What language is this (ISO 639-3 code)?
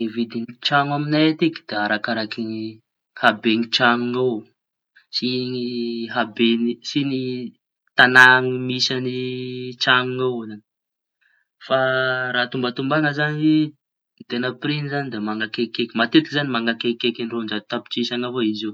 txy